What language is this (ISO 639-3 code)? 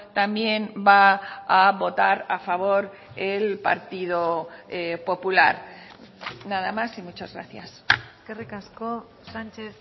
spa